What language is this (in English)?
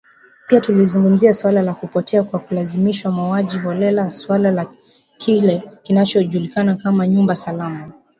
Swahili